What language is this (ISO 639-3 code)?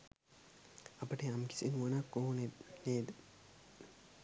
sin